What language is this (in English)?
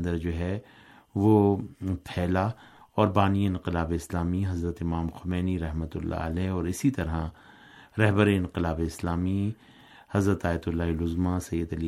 Urdu